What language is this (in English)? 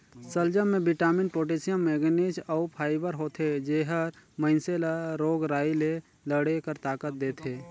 Chhattisgarhi